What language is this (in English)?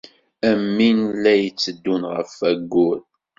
Kabyle